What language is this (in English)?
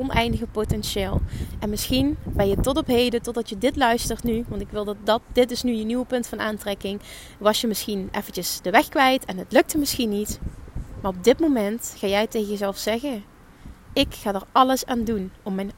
Dutch